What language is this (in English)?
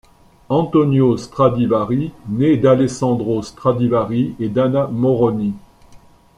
French